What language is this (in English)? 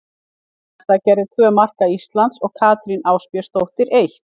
Icelandic